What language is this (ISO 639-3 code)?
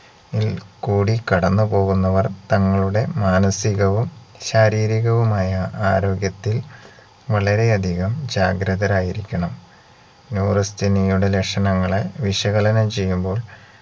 mal